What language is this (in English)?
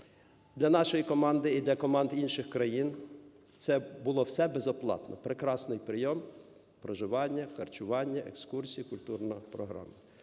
Ukrainian